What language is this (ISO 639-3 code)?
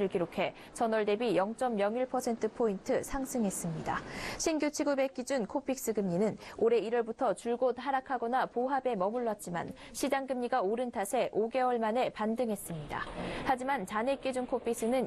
kor